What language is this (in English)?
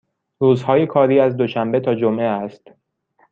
Persian